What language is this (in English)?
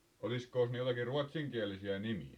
Finnish